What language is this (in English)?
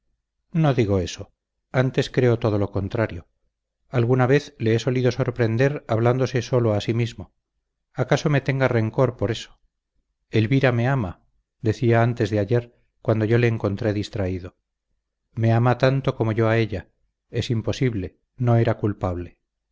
Spanish